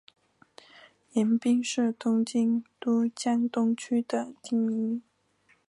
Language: Chinese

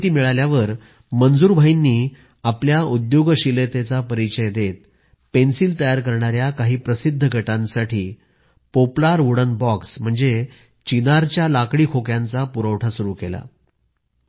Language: Marathi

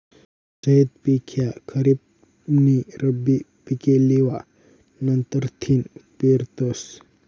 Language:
Marathi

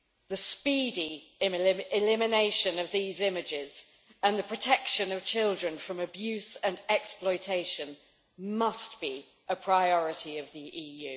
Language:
English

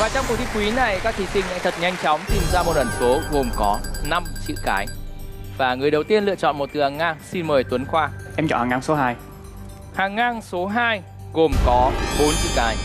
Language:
Vietnamese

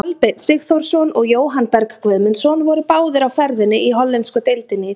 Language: Icelandic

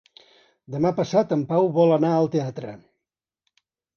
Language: Catalan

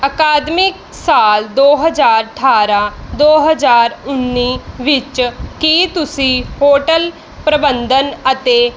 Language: Punjabi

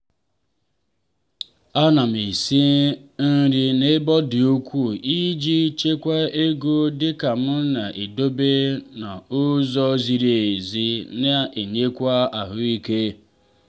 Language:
Igbo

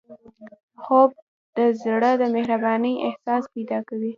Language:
Pashto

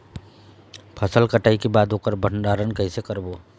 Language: Chhattisgarhi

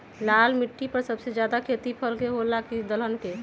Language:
Magahi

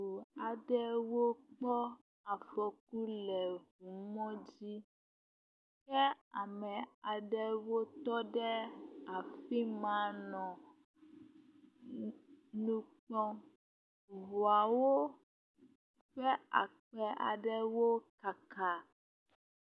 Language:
Ewe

